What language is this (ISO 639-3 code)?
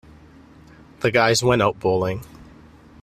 eng